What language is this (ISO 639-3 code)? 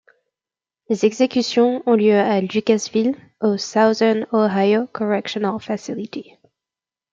fra